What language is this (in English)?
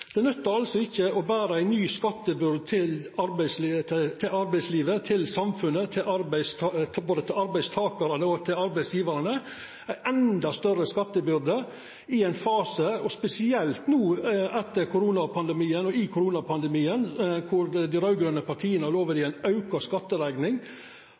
Norwegian Nynorsk